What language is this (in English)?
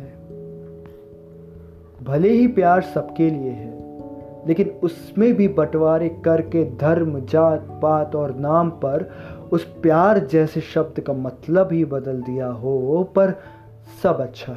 Hindi